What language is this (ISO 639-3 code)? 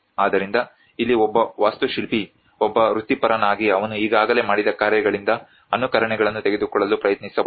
kan